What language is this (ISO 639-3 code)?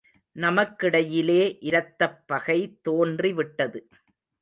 tam